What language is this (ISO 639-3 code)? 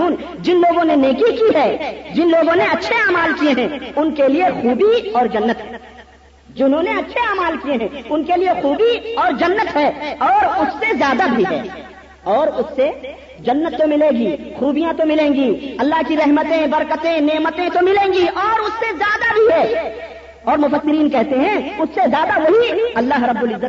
urd